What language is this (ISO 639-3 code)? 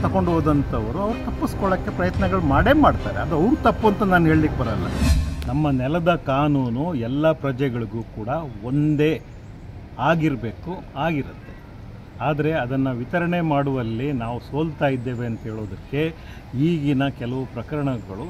kan